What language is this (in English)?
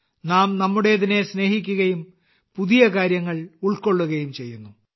Malayalam